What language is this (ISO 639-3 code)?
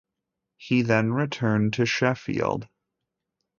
eng